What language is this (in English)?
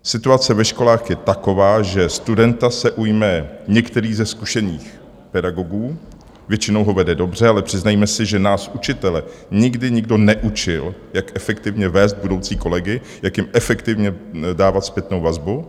Czech